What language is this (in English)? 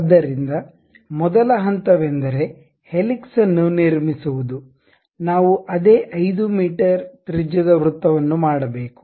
Kannada